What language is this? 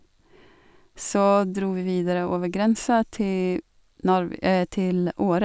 Norwegian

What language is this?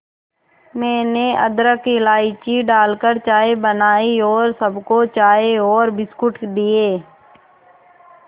Hindi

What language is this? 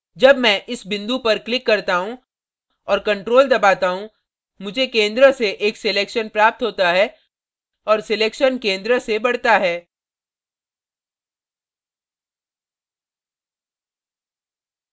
Hindi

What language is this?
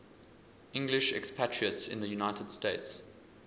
English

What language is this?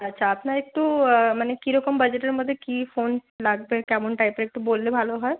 Bangla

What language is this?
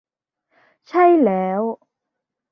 Thai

